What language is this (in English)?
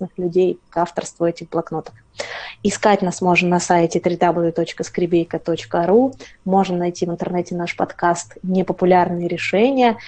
Russian